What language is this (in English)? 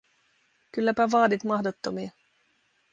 Finnish